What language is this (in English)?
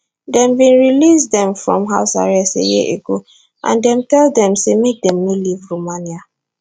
Nigerian Pidgin